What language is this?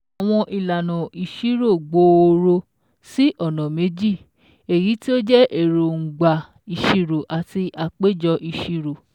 Yoruba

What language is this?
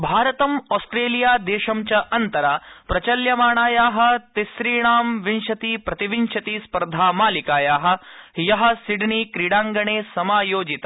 Sanskrit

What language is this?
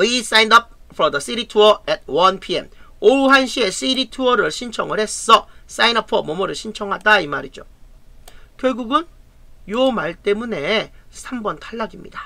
Korean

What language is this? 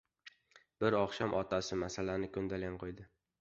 Uzbek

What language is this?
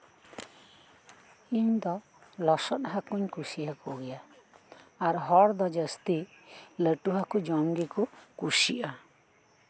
Santali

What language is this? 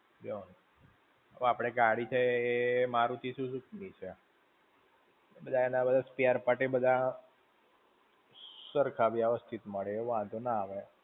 Gujarati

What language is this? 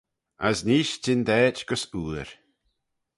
Manx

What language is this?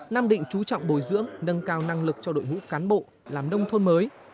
Vietnamese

